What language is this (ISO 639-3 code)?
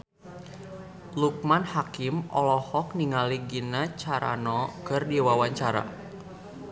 sun